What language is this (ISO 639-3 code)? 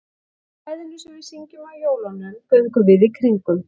isl